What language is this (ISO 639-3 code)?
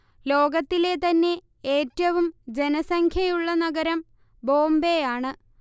mal